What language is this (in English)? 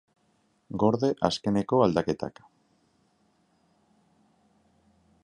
Basque